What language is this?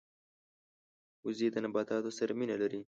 Pashto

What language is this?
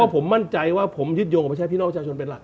Thai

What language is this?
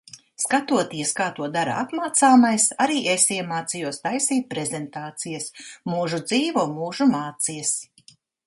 Latvian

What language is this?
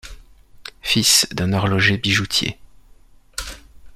French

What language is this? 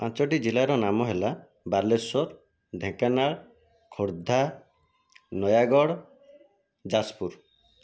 Odia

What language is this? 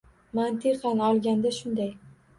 Uzbek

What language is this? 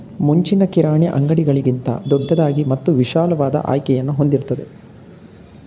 Kannada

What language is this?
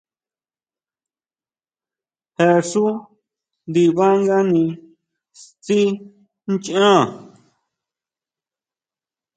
Huautla Mazatec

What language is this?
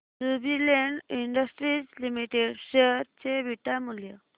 Marathi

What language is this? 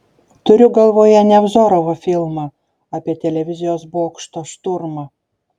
Lithuanian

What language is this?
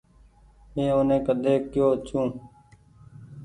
Goaria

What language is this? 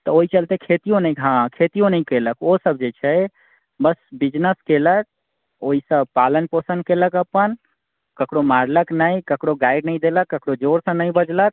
Maithili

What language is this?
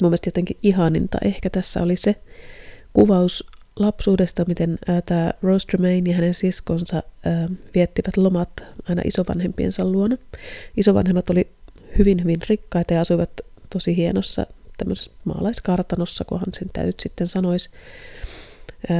Finnish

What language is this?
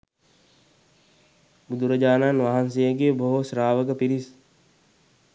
Sinhala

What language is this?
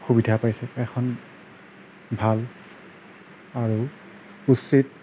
Assamese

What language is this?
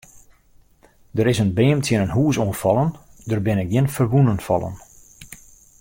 Western Frisian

